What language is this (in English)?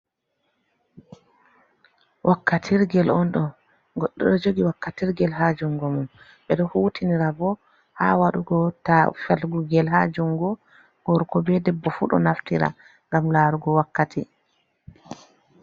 Fula